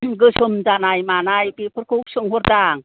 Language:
Bodo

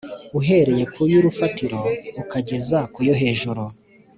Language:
Kinyarwanda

